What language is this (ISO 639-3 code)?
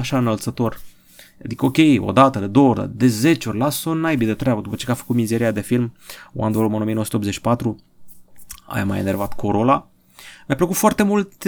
ron